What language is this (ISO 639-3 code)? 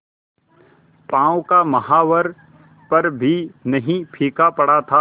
hin